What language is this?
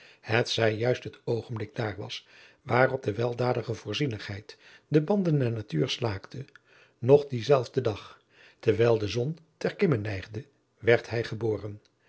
Dutch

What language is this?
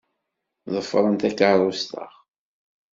Kabyle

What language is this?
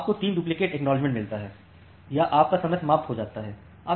Hindi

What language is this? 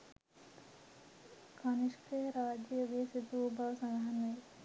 Sinhala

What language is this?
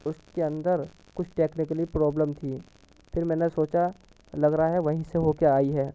Urdu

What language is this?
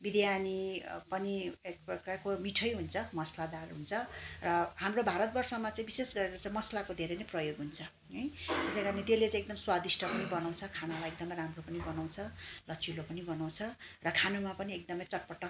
Nepali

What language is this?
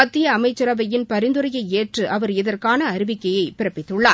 Tamil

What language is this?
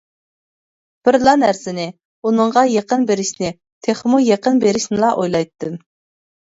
Uyghur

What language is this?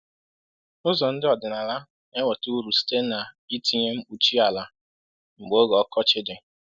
Igbo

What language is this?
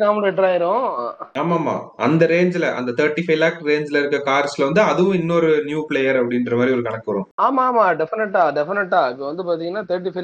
Tamil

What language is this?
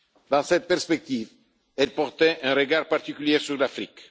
French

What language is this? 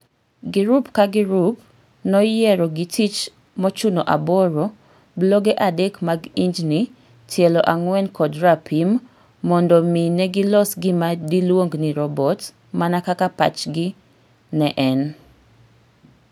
Luo (Kenya and Tanzania)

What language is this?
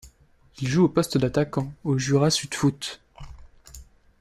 French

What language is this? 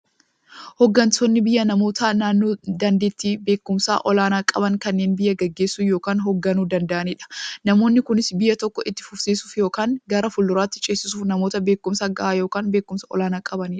Oromo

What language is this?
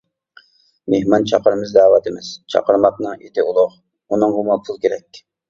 Uyghur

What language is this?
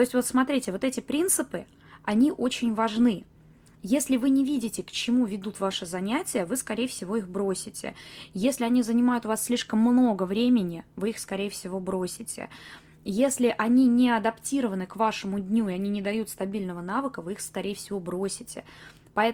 Russian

